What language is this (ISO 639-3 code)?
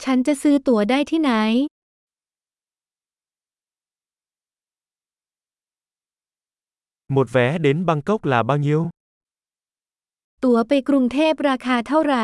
vie